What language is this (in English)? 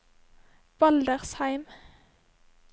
Norwegian